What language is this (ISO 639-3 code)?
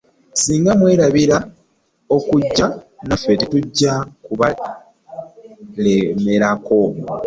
lug